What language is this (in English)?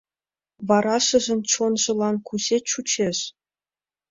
Mari